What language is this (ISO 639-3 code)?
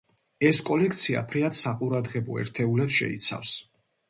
kat